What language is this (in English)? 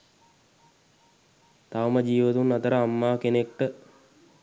Sinhala